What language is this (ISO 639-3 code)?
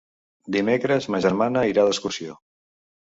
cat